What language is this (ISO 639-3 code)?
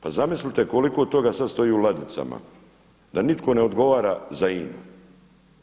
hrv